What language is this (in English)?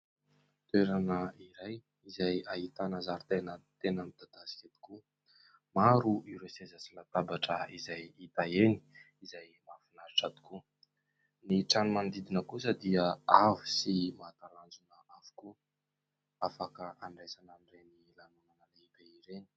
Malagasy